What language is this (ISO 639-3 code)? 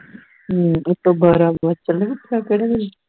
pan